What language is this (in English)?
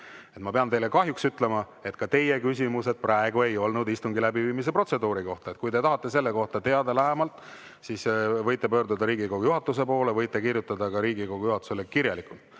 Estonian